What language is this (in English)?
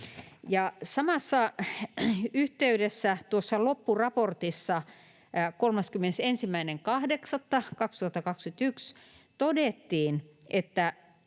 Finnish